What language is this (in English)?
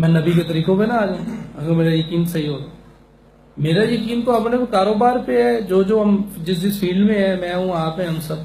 Urdu